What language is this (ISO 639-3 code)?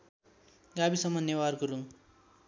nep